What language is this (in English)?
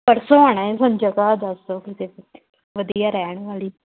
Punjabi